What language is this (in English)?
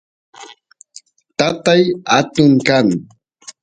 Santiago del Estero Quichua